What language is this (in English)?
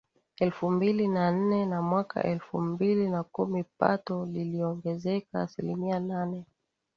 Swahili